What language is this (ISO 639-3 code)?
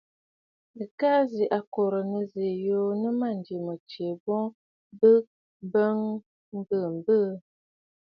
bfd